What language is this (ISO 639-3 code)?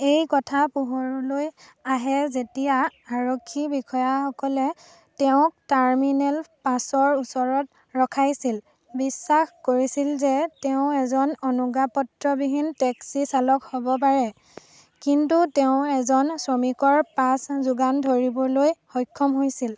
asm